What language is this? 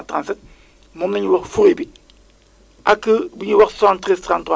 Wolof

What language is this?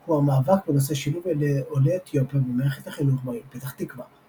Hebrew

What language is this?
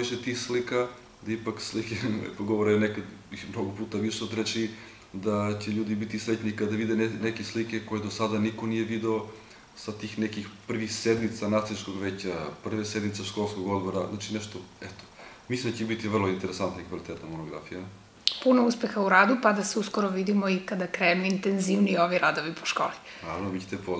Bulgarian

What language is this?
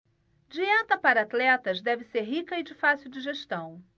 Portuguese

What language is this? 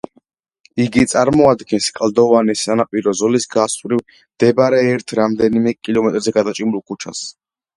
Georgian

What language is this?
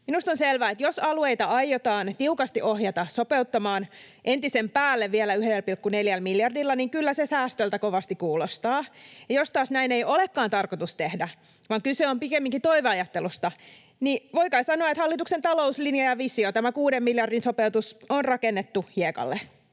Finnish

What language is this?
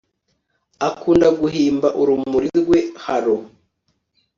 Kinyarwanda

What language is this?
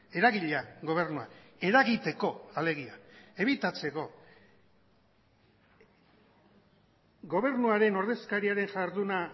Basque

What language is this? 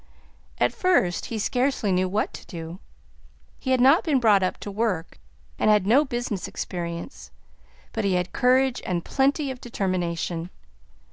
English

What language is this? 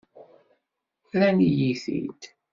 Kabyle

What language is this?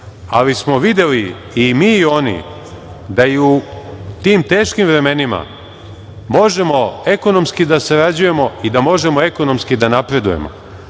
Serbian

